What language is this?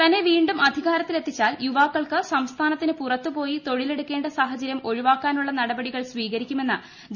Malayalam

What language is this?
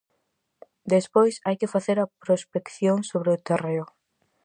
Galician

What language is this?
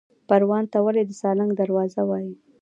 Pashto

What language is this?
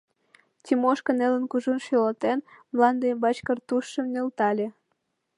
Mari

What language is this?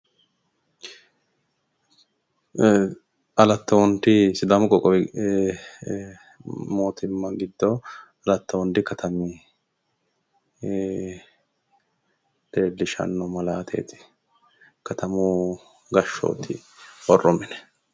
Sidamo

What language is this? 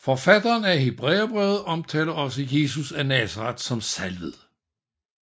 Danish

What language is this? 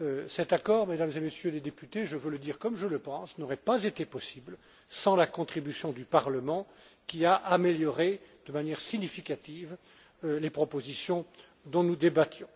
French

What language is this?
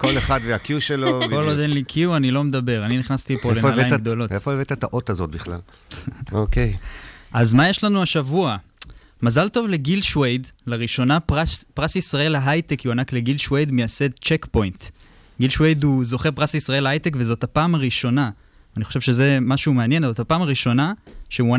Hebrew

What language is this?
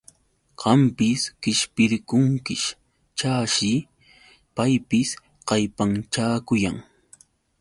Yauyos Quechua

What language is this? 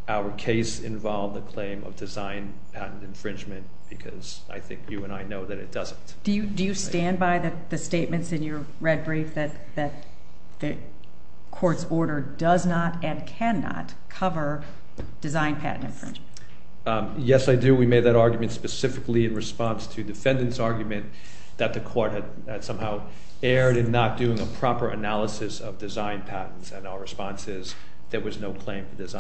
English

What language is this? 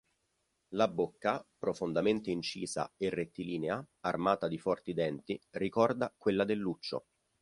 Italian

